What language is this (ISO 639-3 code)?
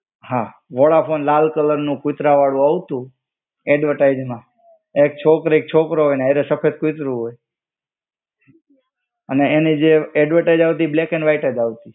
guj